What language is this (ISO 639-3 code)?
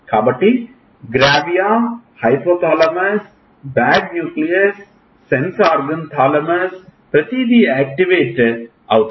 tel